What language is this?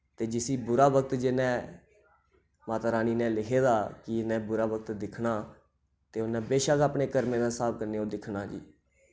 Dogri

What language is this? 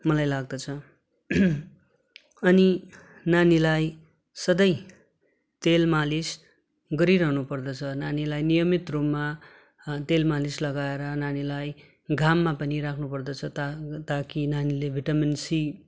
Nepali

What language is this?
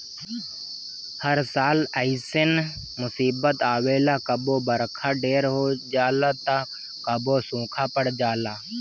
Bhojpuri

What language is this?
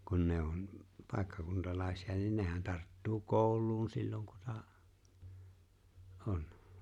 Finnish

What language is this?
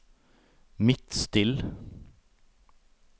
Norwegian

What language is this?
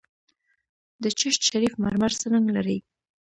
Pashto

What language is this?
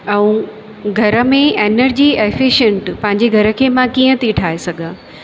Sindhi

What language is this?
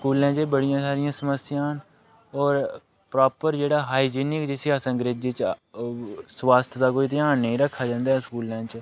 Dogri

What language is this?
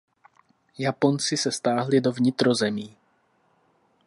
Czech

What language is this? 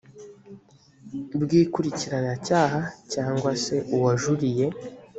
Kinyarwanda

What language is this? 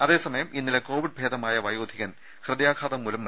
Malayalam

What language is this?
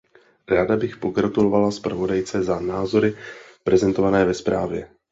Czech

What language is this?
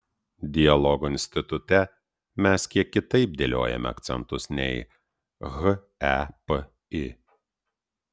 Lithuanian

